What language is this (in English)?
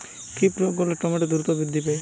Bangla